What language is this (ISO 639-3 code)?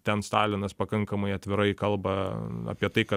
lit